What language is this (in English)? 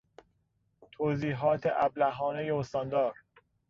Persian